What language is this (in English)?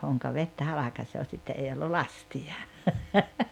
Finnish